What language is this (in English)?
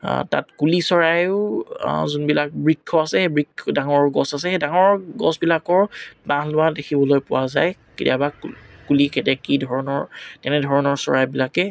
Assamese